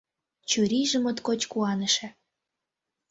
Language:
Mari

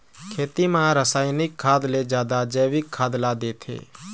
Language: Chhattisgarhi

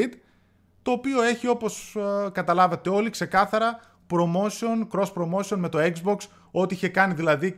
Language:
Greek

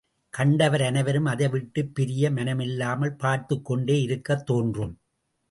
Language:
Tamil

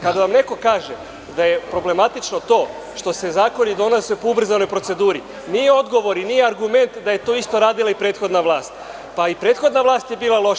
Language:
Serbian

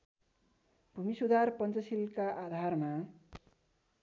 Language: Nepali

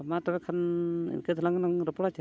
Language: Santali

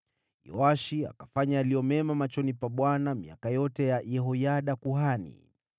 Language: Swahili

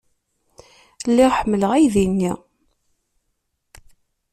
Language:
Kabyle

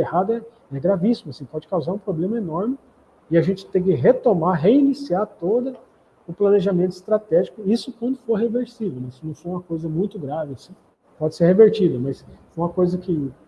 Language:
Portuguese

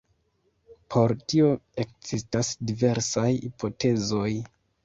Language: Esperanto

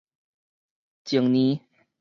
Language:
Min Nan Chinese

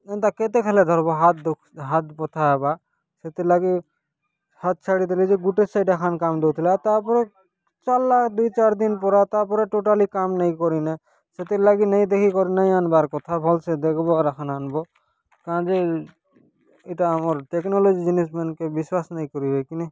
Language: Odia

